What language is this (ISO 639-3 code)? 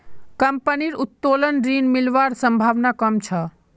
mag